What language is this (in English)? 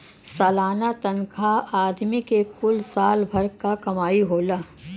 Bhojpuri